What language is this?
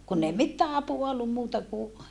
Finnish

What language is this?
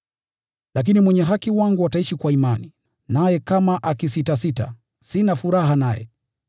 Swahili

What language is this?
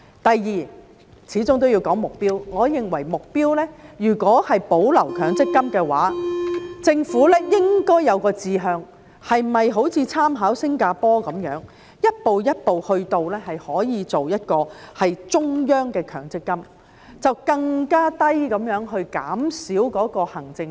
Cantonese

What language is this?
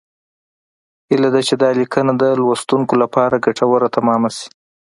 Pashto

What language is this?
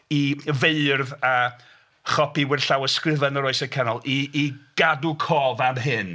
Welsh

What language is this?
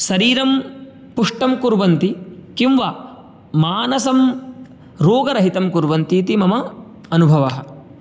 Sanskrit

